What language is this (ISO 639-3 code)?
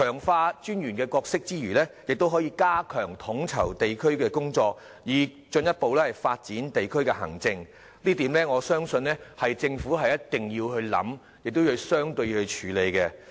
yue